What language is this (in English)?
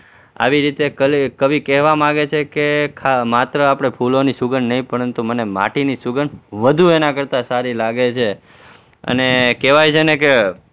Gujarati